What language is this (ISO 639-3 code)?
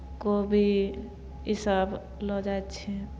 mai